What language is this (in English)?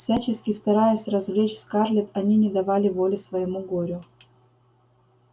Russian